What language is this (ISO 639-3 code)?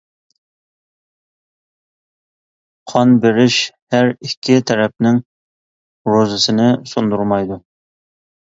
uig